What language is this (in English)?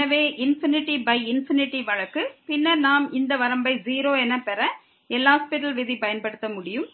Tamil